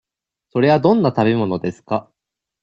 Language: Japanese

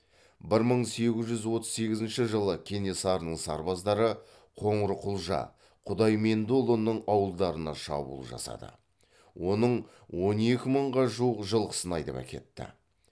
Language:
Kazakh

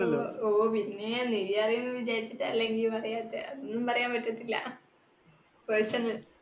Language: Malayalam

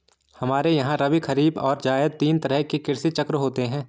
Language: Hindi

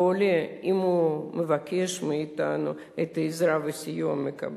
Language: Hebrew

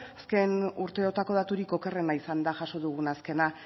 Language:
Basque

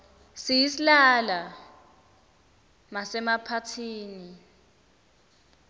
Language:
Swati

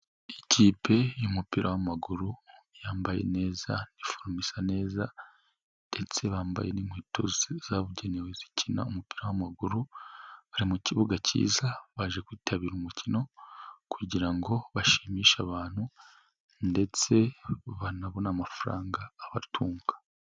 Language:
Kinyarwanda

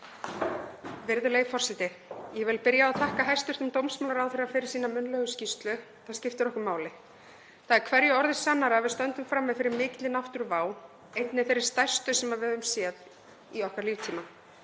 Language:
Icelandic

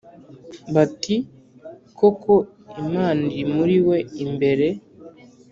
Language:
Kinyarwanda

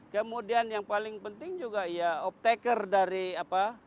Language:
Indonesian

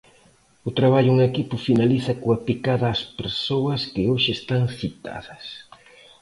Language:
Galician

